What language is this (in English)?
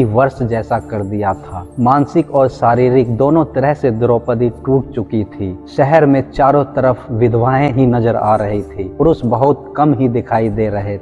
Hindi